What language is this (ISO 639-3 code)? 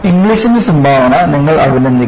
mal